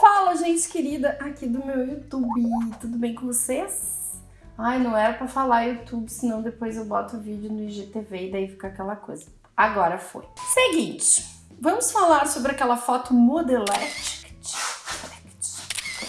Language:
Portuguese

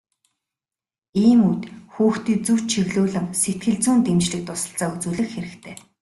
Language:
Mongolian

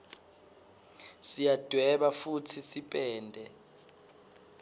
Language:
Swati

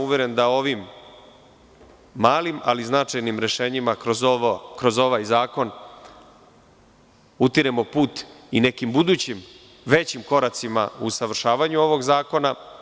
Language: Serbian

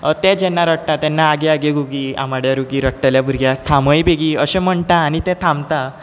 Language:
Konkani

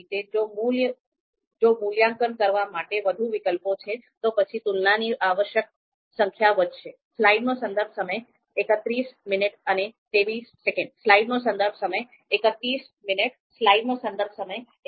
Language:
Gujarati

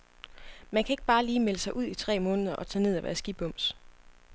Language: Danish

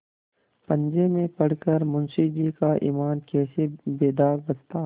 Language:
Hindi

